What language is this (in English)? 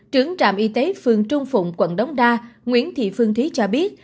Vietnamese